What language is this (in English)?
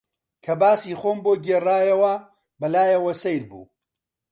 Central Kurdish